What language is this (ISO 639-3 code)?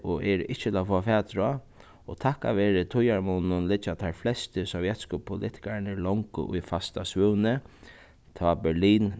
fao